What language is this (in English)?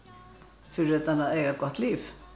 Icelandic